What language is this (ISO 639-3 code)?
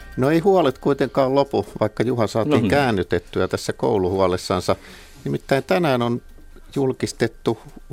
fin